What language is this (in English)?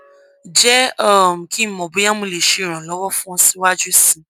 Yoruba